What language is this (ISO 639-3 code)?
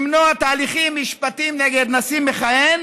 heb